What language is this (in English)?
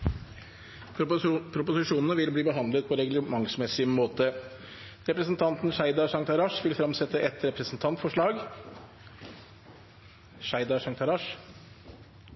Norwegian